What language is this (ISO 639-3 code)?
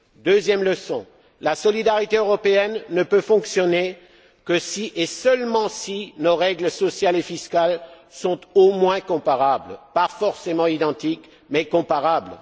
fra